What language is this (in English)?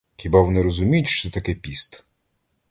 Ukrainian